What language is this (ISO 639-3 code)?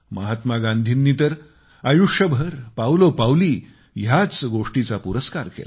mar